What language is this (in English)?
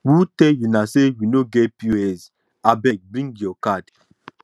Nigerian Pidgin